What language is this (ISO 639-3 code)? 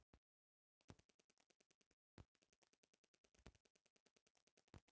bho